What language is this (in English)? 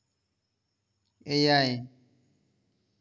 Santali